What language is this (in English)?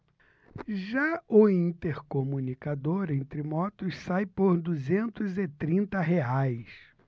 Portuguese